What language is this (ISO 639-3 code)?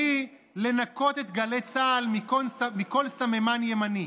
heb